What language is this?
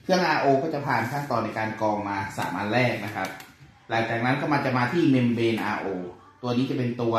Thai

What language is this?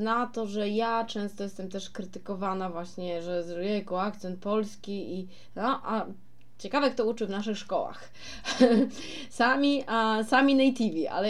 Polish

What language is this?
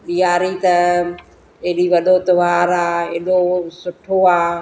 Sindhi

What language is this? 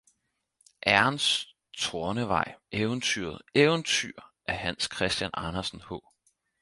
Danish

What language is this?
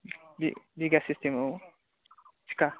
Bodo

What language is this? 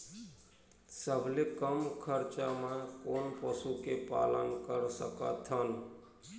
Chhattisgarhi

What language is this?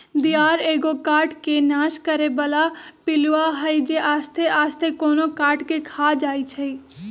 Magahi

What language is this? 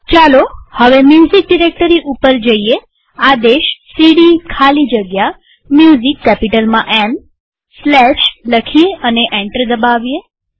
Gujarati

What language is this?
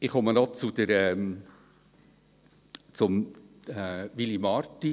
Swiss German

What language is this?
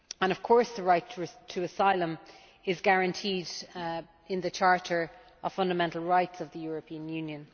English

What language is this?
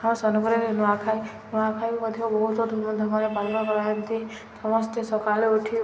Odia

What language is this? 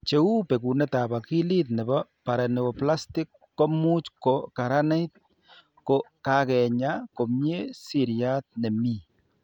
Kalenjin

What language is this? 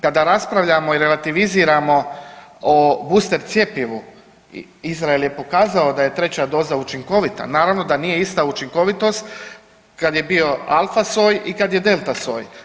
Croatian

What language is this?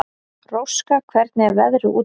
Icelandic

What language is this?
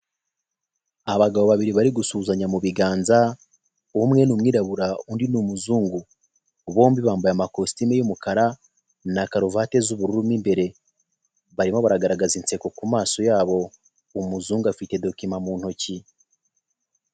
Kinyarwanda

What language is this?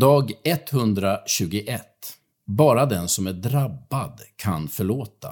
Swedish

